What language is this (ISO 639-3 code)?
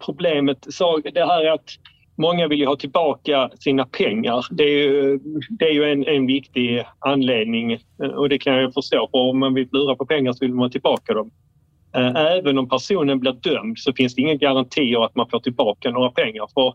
swe